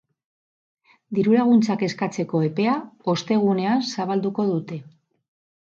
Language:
Basque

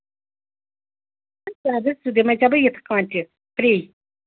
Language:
Kashmiri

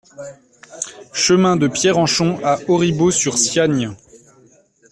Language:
French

